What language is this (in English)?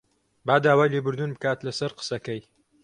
Central Kurdish